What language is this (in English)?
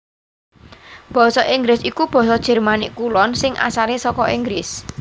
Javanese